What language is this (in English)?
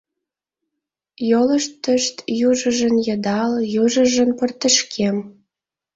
Mari